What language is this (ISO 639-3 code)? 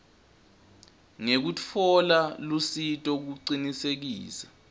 ssw